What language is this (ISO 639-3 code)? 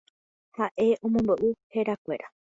grn